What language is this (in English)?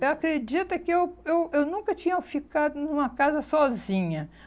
Portuguese